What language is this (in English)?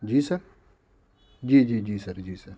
Urdu